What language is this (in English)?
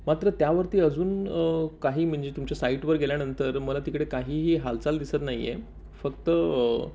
Marathi